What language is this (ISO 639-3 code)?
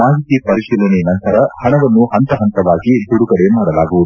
kan